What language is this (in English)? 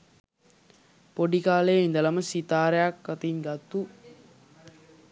Sinhala